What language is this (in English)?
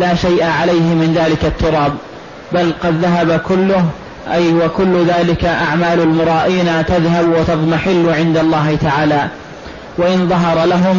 Arabic